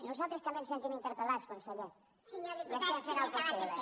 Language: Catalan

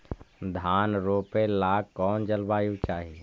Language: Magahi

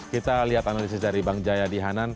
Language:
Indonesian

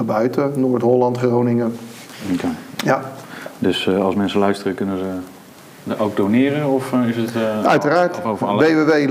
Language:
Dutch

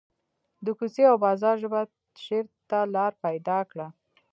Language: Pashto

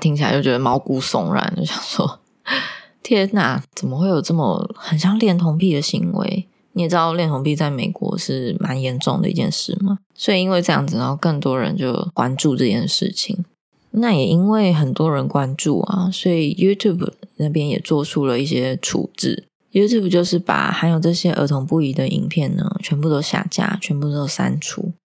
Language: Chinese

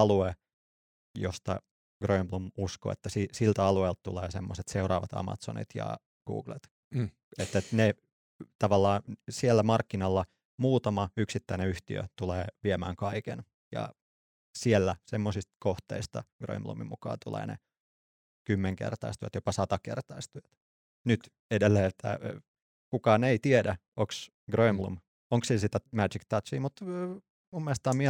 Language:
Finnish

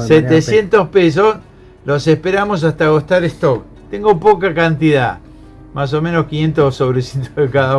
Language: Spanish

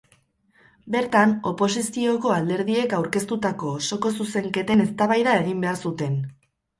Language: Basque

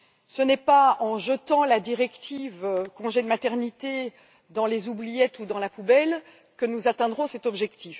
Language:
French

